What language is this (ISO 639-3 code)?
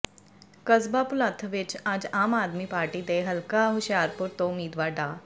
pan